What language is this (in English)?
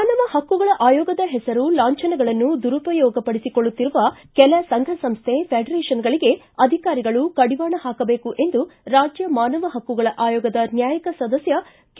Kannada